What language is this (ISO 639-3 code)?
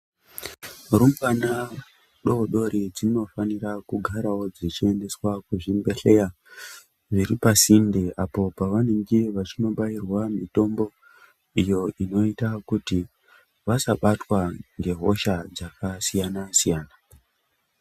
ndc